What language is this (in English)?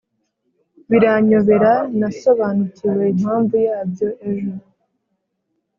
Kinyarwanda